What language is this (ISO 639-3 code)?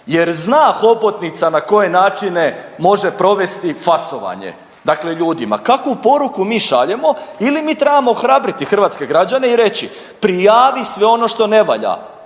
hrv